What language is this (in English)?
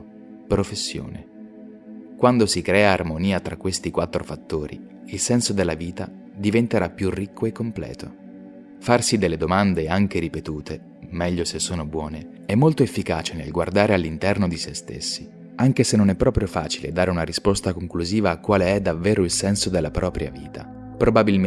Italian